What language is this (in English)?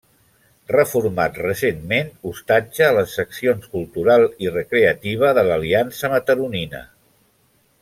Catalan